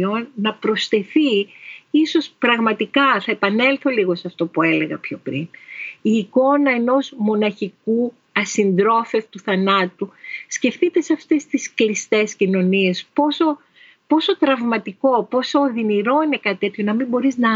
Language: Greek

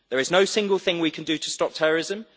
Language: English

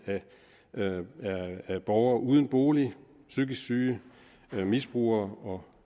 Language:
Danish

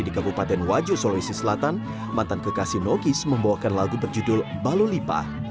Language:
Indonesian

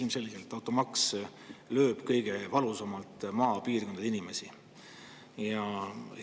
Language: Estonian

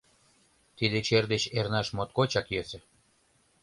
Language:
Mari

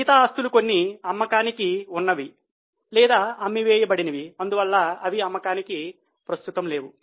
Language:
Telugu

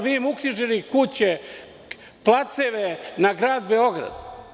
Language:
Serbian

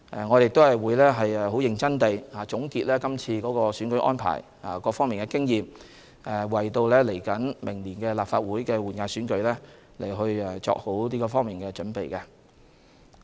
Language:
Cantonese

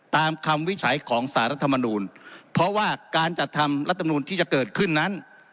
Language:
Thai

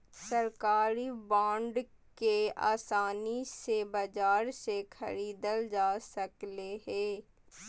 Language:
Magahi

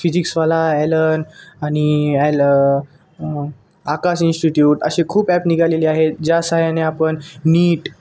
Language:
Marathi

